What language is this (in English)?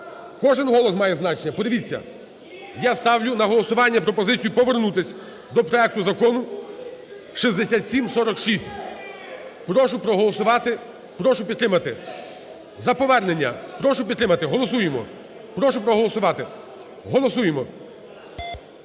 Ukrainian